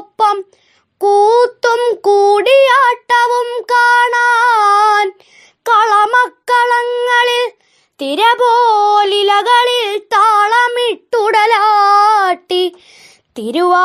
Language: Malayalam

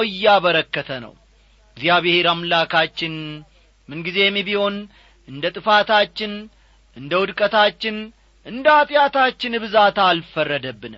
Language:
Amharic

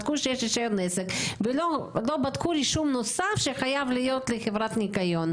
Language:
Hebrew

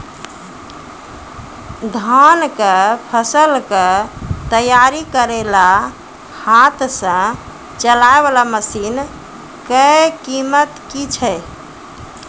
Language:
Maithili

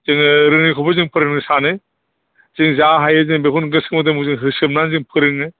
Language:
Bodo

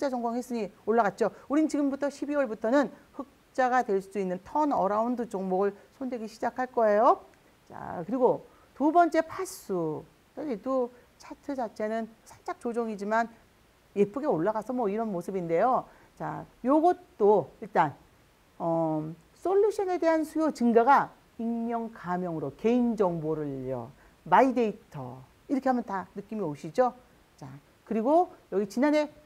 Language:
Korean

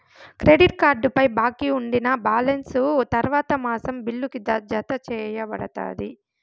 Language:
Telugu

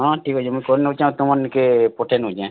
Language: Odia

